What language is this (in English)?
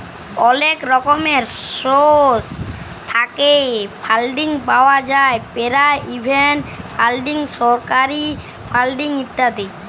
Bangla